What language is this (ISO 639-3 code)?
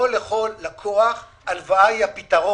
heb